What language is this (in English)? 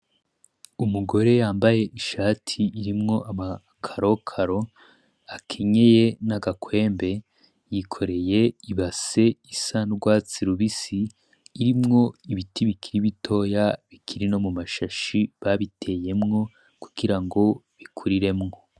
Rundi